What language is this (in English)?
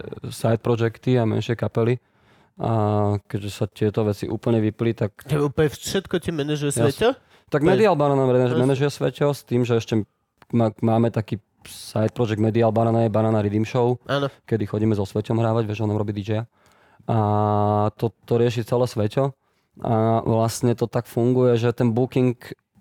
Slovak